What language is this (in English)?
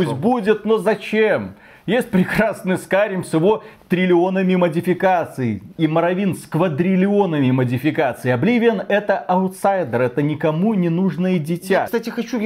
Russian